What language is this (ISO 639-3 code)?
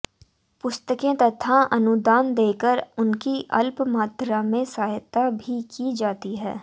hin